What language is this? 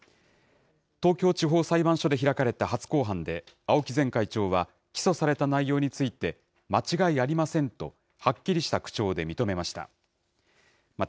Japanese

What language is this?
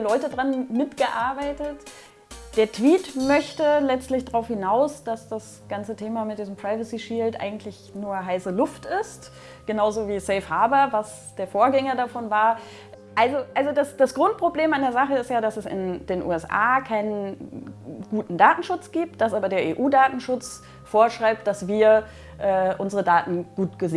German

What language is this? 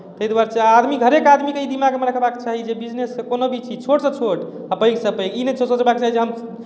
Maithili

